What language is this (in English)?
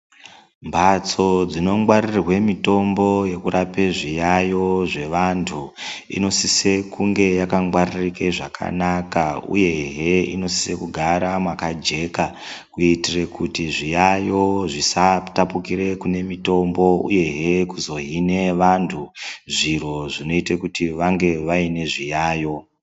Ndau